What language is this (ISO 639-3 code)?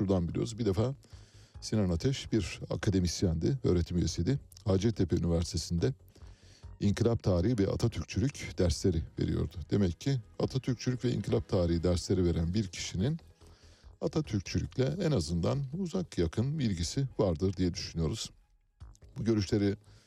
tur